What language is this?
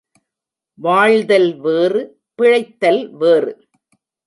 Tamil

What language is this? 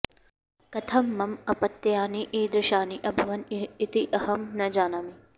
Sanskrit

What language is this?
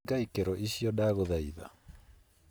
Kikuyu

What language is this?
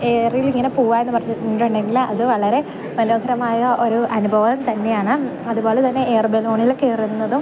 Malayalam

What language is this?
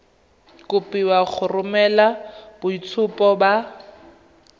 Tswana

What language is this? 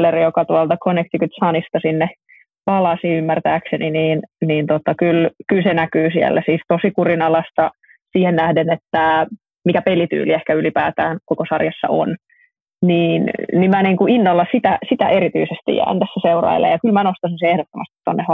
Finnish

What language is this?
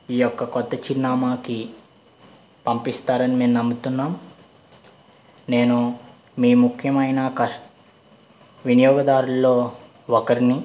Telugu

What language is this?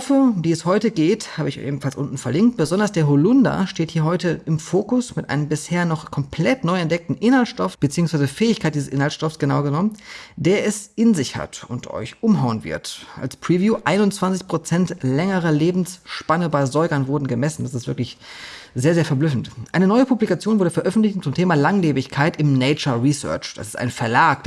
German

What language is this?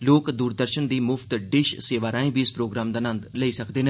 Dogri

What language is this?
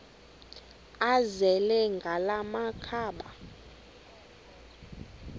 Xhosa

